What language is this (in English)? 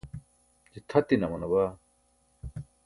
Burushaski